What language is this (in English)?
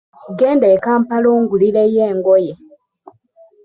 Ganda